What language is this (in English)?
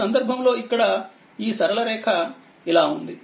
Telugu